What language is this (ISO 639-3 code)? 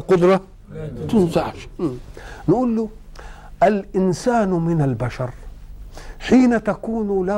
ara